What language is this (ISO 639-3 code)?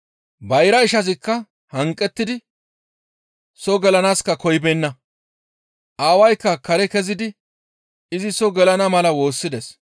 gmv